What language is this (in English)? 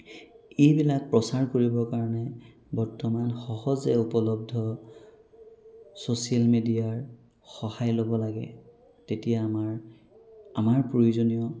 Assamese